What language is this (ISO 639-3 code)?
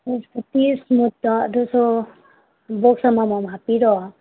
mni